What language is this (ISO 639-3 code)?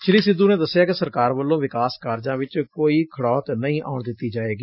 pan